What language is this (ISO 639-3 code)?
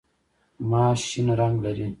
pus